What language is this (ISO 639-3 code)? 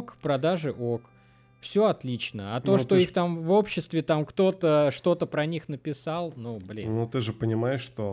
rus